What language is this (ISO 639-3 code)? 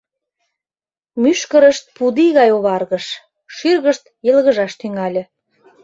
chm